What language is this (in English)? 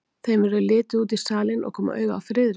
Icelandic